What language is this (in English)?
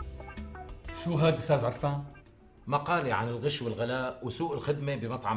Arabic